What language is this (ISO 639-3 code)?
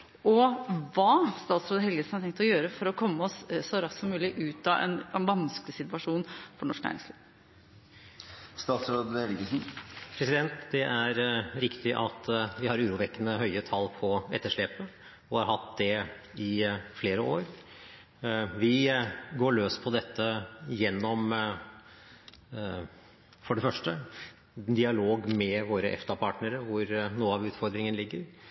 nob